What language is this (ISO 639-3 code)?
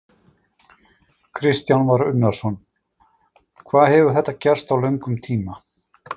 isl